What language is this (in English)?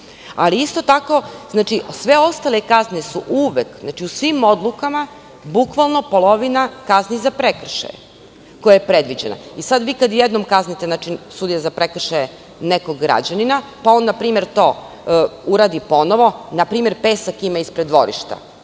Serbian